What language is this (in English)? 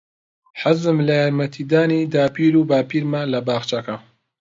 Central Kurdish